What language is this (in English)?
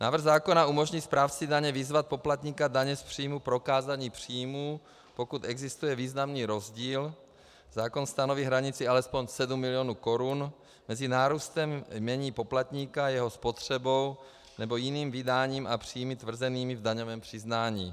Czech